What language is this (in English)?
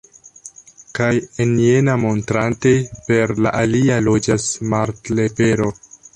Esperanto